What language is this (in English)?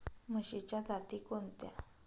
Marathi